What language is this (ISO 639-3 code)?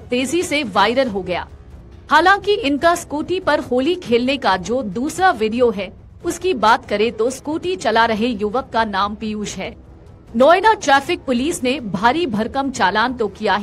hin